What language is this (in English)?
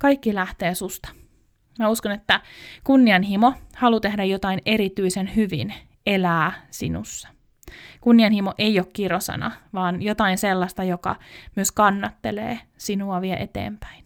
Finnish